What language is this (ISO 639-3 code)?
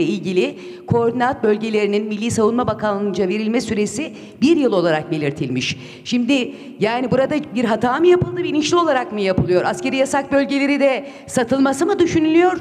tur